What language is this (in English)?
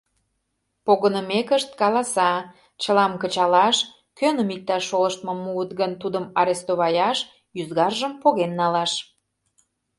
Mari